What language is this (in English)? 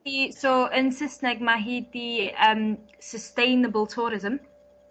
Welsh